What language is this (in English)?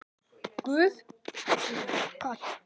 Icelandic